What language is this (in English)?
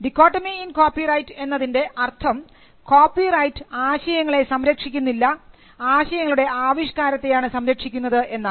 Malayalam